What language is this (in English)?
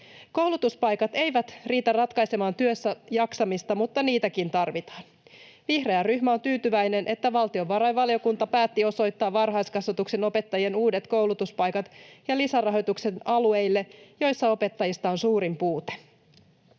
Finnish